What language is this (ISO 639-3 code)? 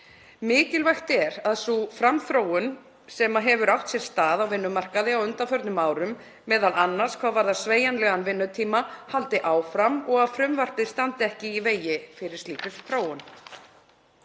isl